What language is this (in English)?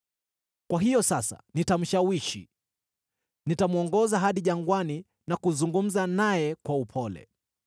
Swahili